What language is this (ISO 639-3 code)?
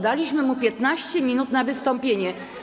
pol